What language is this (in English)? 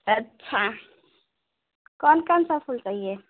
Hindi